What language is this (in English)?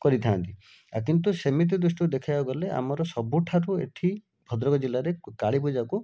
Odia